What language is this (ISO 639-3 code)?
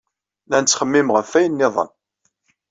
kab